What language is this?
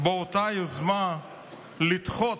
Hebrew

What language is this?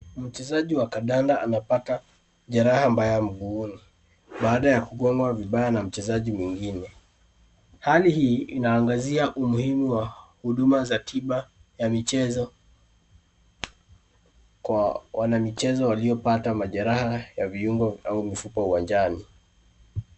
Swahili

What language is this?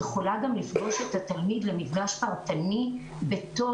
Hebrew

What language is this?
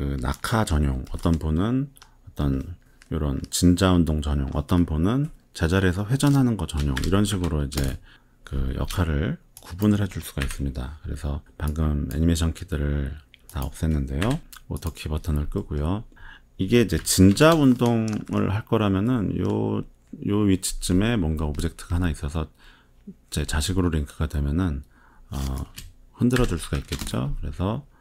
Korean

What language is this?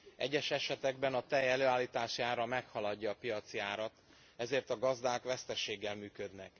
Hungarian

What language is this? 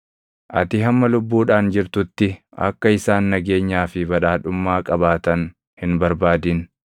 Oromo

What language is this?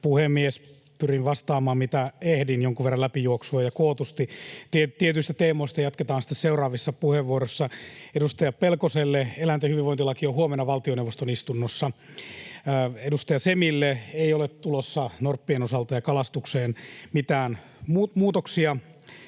Finnish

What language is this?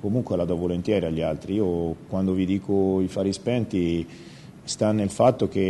Italian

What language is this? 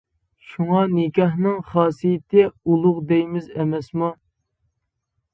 Uyghur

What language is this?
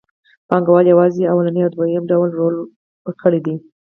Pashto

